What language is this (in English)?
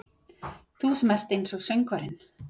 Icelandic